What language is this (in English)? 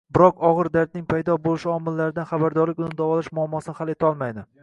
Uzbek